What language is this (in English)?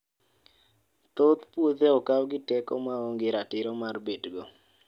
Luo (Kenya and Tanzania)